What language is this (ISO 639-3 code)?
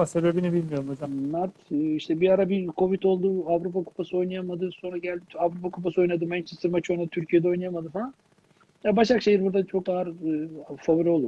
tur